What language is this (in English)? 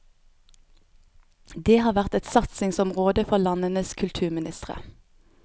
Norwegian